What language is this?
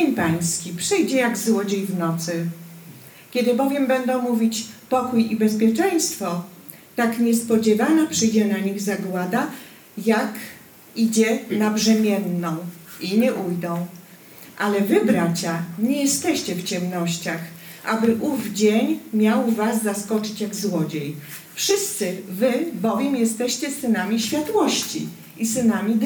Polish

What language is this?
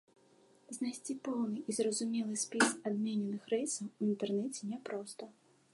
Belarusian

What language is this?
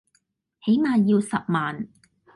Cantonese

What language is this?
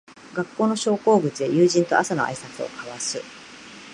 Japanese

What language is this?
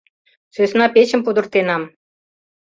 Mari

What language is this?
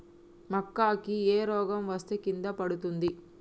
Telugu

